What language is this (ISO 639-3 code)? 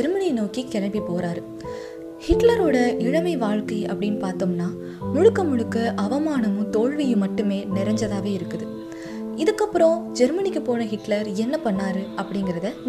tam